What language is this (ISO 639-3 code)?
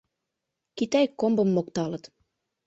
chm